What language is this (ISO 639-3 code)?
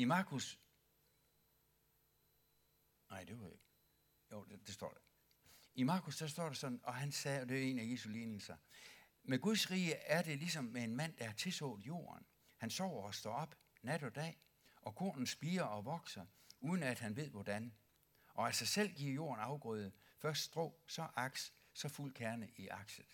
dan